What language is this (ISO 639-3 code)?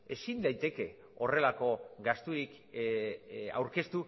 eus